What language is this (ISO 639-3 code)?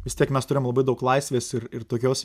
lit